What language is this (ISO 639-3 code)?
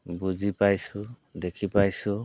asm